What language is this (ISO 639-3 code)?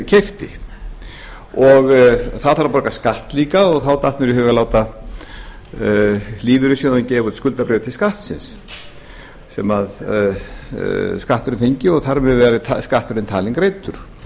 isl